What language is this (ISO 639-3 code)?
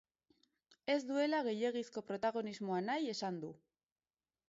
eus